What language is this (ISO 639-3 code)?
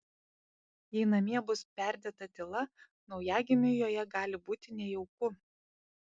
lit